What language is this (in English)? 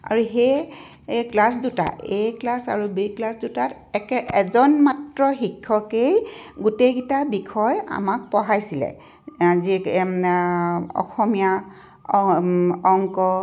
Assamese